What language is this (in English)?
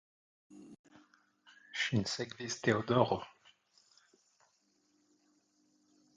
Esperanto